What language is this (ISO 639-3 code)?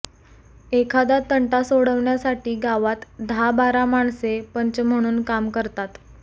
mar